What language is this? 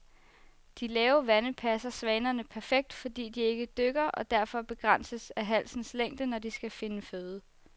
Danish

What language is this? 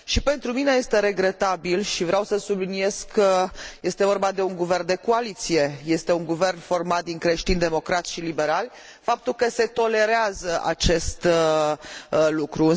Romanian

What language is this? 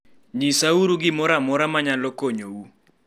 Luo (Kenya and Tanzania)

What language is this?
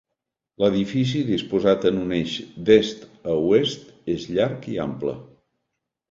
Catalan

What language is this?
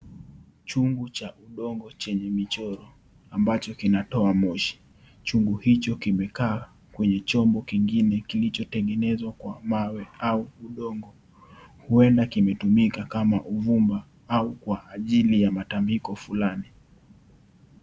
Swahili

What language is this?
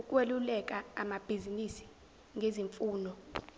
Zulu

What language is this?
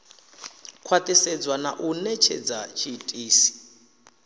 Venda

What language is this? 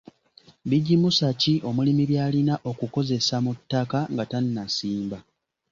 Ganda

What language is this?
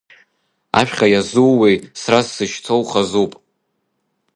Abkhazian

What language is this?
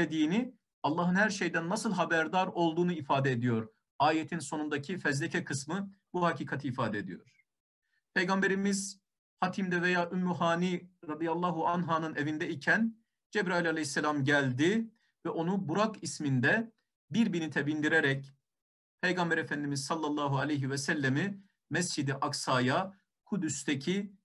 Turkish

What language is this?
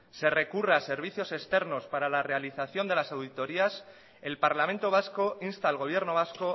Spanish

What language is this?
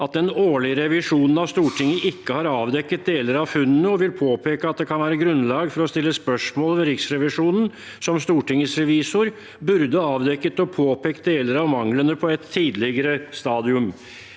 Norwegian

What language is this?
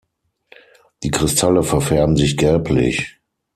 German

